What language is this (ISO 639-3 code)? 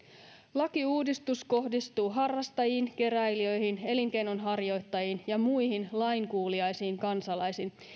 fin